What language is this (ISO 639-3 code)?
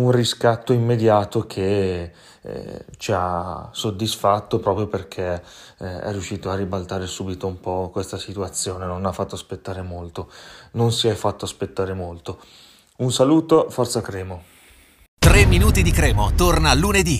ita